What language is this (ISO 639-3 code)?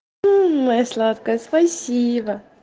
rus